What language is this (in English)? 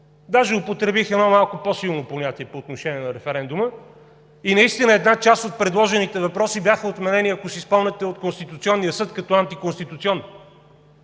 Bulgarian